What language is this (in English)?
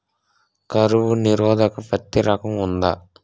Telugu